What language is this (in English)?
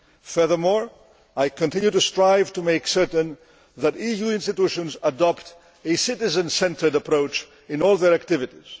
English